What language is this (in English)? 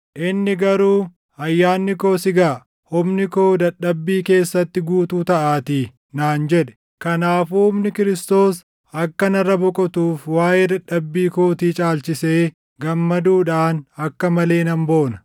Oromo